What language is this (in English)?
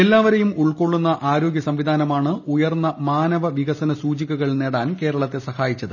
Malayalam